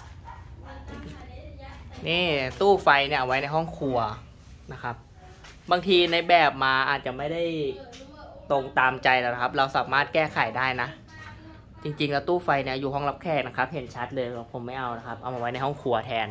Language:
Thai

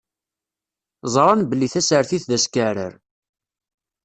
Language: Kabyle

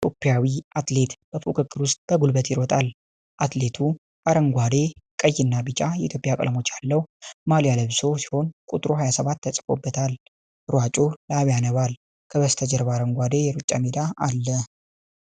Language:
Amharic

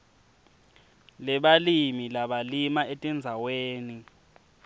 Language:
Swati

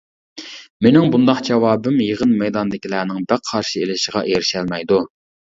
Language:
Uyghur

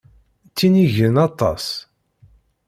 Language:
Kabyle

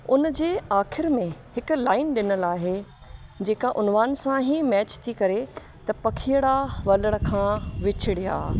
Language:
Sindhi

